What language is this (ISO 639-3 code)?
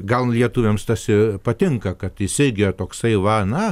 lit